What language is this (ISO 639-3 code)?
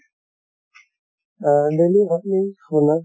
asm